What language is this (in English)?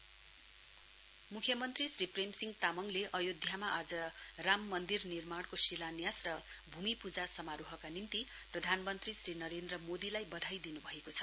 Nepali